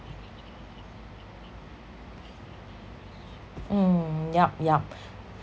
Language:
English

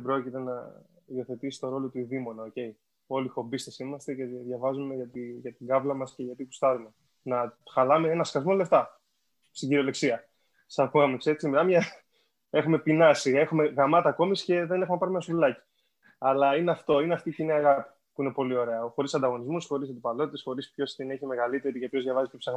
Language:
Greek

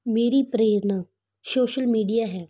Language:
Punjabi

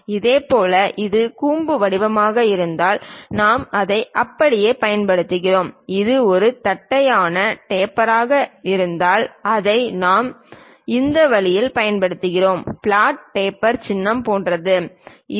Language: Tamil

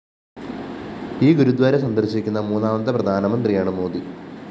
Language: Malayalam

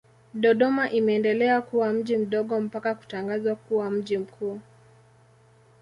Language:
Swahili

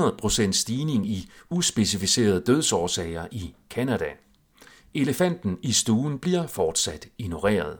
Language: Danish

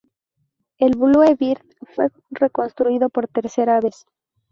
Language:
Spanish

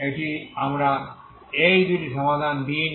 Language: Bangla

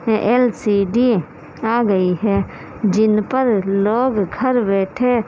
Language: Urdu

